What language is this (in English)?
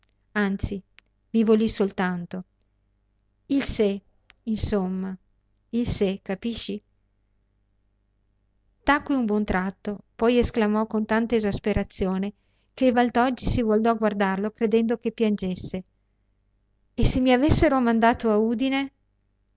Italian